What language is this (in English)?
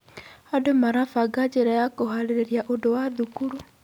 Kikuyu